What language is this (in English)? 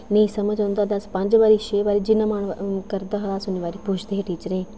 Dogri